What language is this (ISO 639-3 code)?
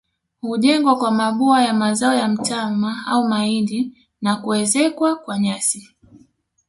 swa